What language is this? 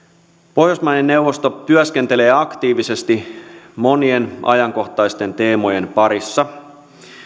Finnish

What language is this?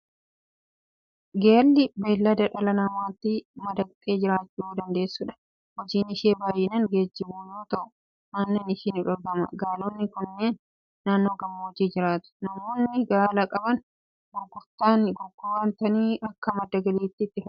Oromo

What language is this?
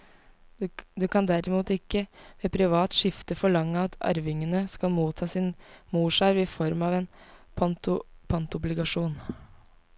Norwegian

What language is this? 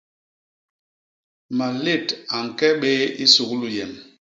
Basaa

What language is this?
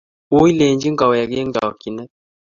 Kalenjin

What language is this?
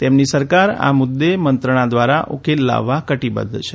Gujarati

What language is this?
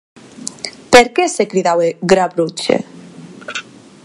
Occitan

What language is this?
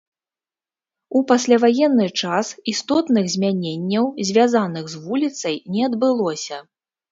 Belarusian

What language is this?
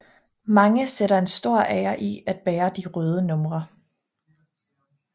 Danish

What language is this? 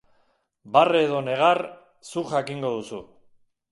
Basque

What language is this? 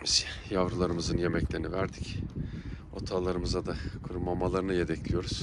Turkish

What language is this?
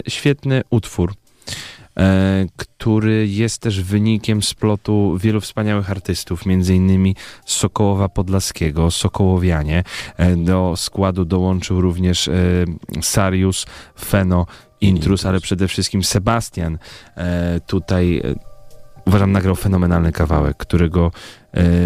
Polish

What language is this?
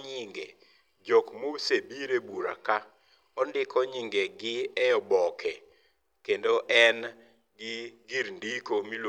Luo (Kenya and Tanzania)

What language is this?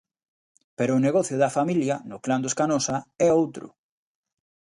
Galician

